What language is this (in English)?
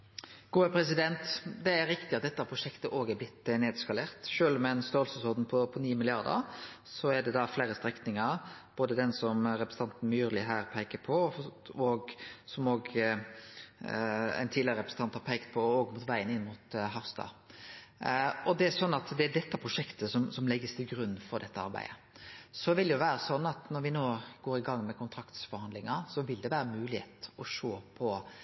Norwegian Nynorsk